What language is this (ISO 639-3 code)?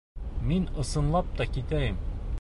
bak